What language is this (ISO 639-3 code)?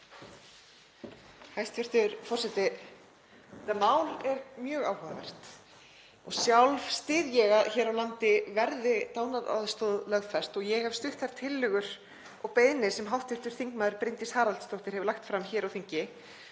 isl